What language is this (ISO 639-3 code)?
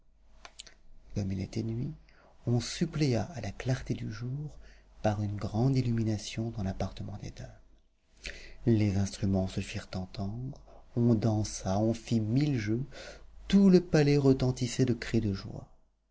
fra